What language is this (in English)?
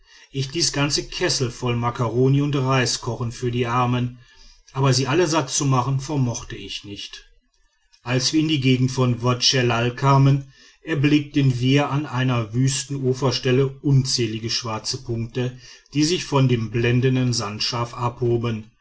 German